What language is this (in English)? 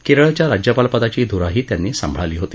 Marathi